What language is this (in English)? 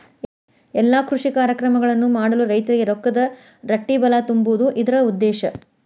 Kannada